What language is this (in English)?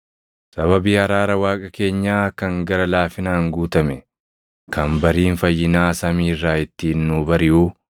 Oromo